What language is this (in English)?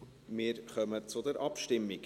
Swiss German